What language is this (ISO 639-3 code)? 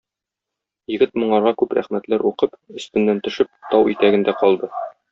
tat